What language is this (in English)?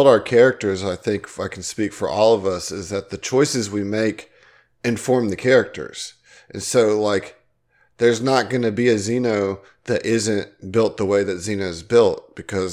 English